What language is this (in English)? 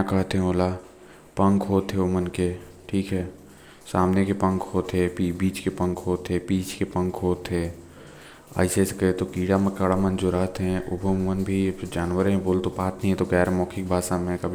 Korwa